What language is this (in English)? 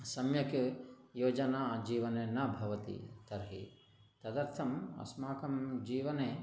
Sanskrit